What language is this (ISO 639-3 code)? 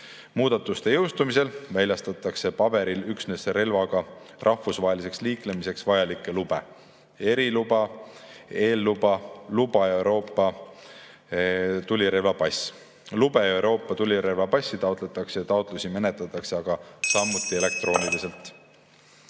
est